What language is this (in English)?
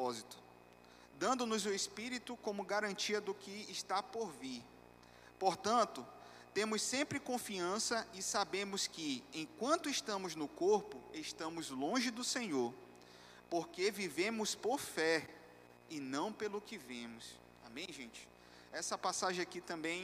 Portuguese